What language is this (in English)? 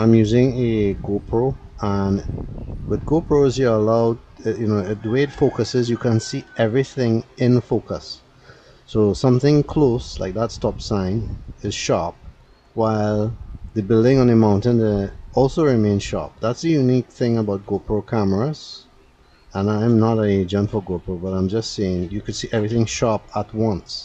English